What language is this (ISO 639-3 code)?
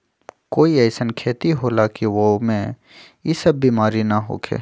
mag